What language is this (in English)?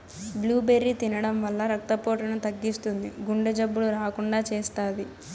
Telugu